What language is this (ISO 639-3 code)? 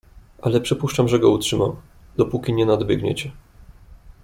pol